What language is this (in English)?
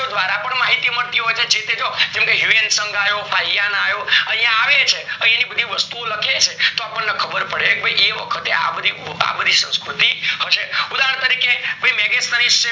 Gujarati